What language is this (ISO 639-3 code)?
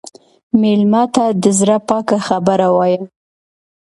pus